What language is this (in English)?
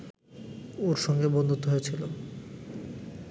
Bangla